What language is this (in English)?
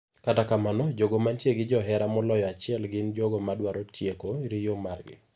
Luo (Kenya and Tanzania)